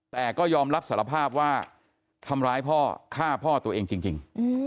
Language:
Thai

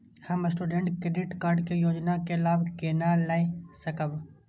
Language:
Maithili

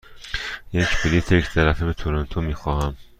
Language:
Persian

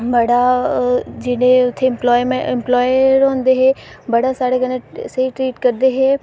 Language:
Dogri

